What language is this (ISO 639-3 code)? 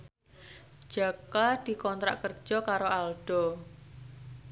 jav